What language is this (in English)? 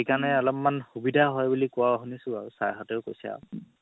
Assamese